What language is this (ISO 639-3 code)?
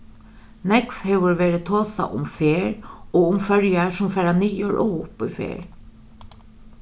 fao